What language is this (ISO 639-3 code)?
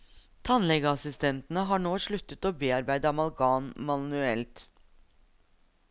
nor